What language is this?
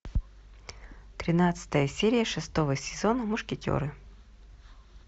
Russian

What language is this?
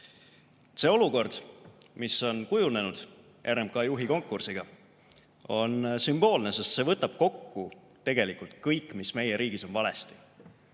Estonian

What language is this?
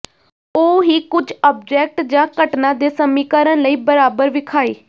Punjabi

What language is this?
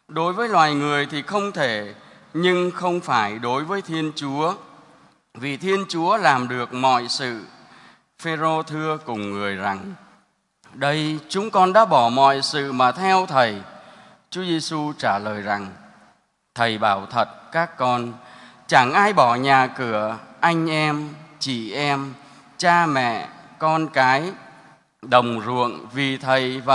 Vietnamese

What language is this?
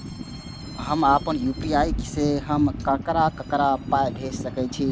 Maithili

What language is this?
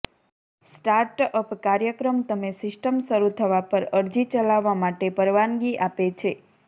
Gujarati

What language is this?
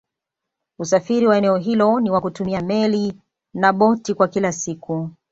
Swahili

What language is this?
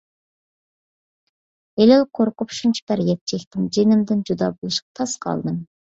Uyghur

